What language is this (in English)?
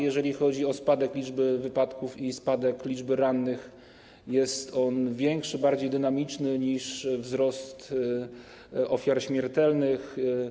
Polish